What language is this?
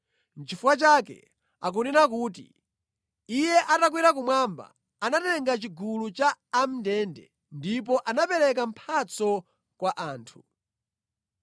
Nyanja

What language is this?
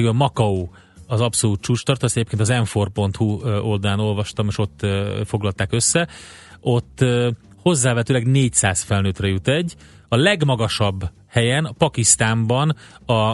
Hungarian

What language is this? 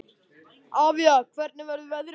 Icelandic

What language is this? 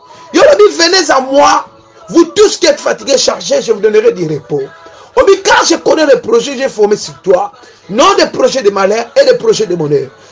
French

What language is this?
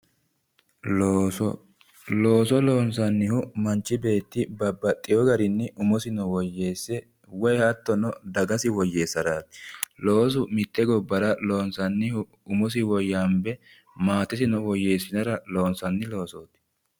Sidamo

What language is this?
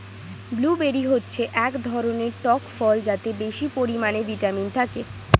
Bangla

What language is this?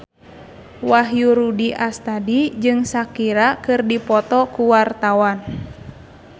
Sundanese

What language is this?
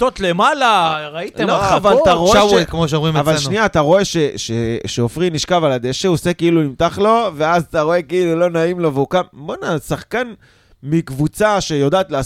Hebrew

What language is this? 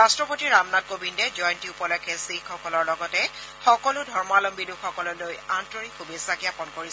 Assamese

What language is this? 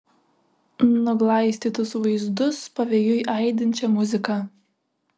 Lithuanian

